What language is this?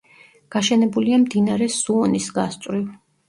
Georgian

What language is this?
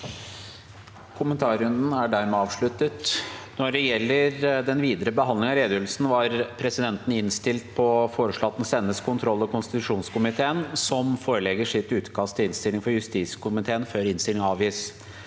Norwegian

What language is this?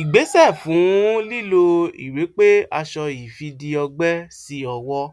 Yoruba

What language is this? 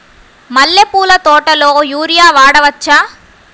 Telugu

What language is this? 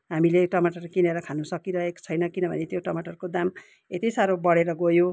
Nepali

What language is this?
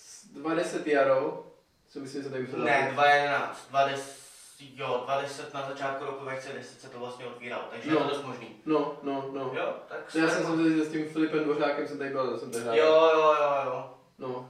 Czech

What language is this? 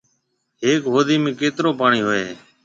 Marwari (Pakistan)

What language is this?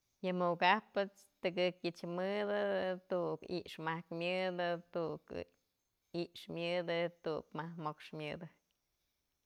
Mazatlán Mixe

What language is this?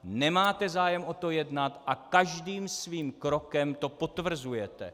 Czech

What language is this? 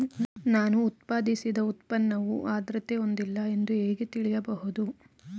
Kannada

